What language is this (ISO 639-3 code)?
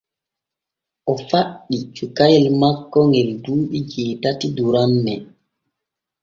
fue